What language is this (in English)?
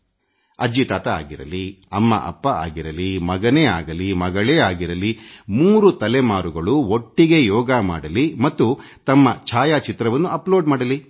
Kannada